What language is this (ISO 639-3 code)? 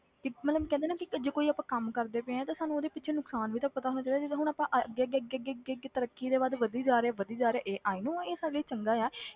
pan